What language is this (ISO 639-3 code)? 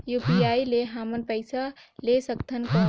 hne